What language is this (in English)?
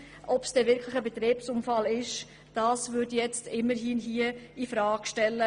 Swiss German